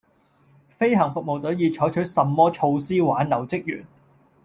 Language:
Cantonese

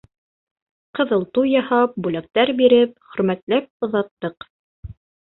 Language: Bashkir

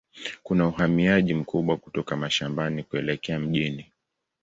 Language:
Swahili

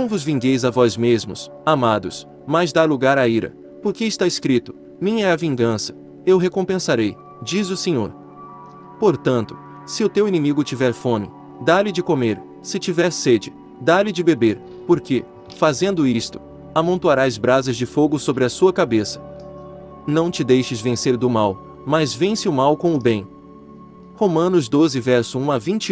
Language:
Portuguese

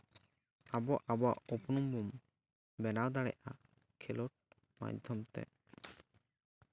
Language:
Santali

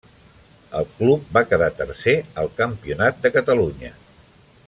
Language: Catalan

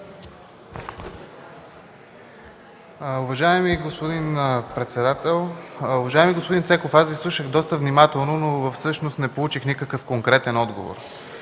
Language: Bulgarian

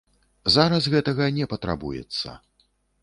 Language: Belarusian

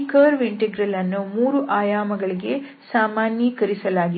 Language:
Kannada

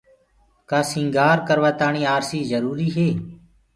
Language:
Gurgula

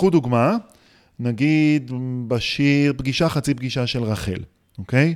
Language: Hebrew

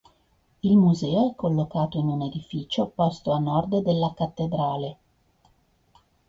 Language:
Italian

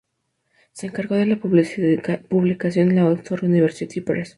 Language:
Spanish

